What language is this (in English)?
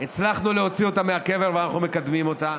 Hebrew